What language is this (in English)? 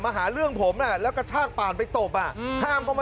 Thai